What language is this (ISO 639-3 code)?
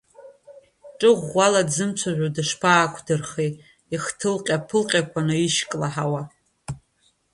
abk